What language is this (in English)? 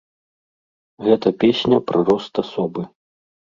Belarusian